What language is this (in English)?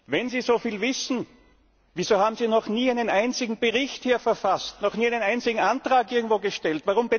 German